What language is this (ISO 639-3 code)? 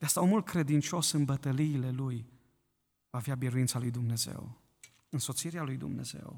ron